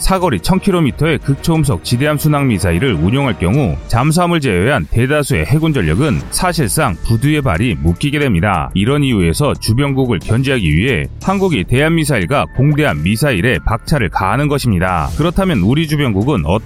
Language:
Korean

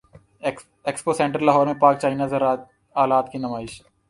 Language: Urdu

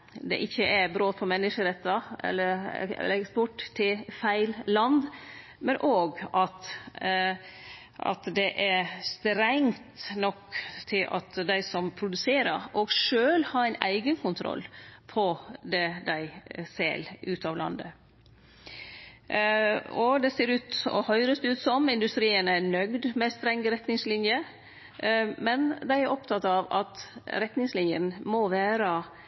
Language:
Norwegian Nynorsk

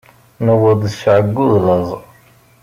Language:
Kabyle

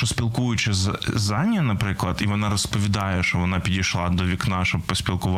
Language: Ukrainian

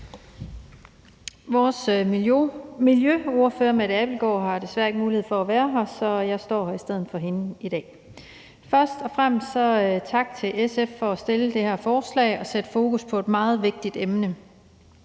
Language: Danish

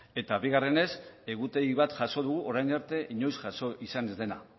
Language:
Basque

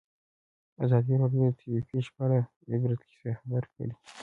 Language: Pashto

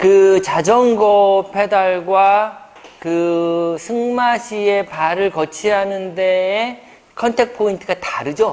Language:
Korean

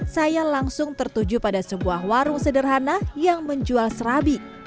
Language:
Indonesian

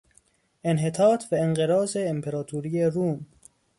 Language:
Persian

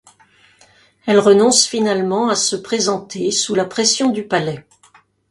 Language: French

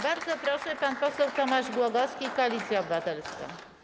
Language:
Polish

